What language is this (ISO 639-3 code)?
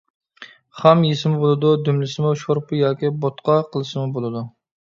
uig